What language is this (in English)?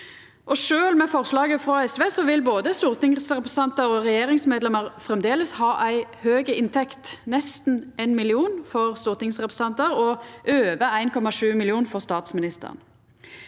Norwegian